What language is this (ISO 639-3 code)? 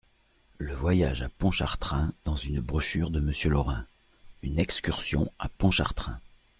fra